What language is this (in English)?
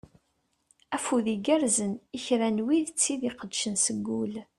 Kabyle